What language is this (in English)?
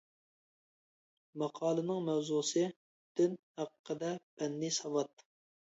Uyghur